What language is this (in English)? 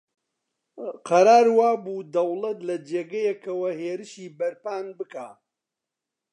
Central Kurdish